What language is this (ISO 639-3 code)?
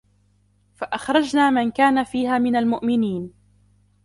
ara